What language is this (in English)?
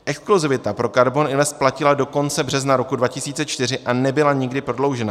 Czech